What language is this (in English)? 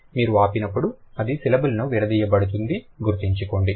Telugu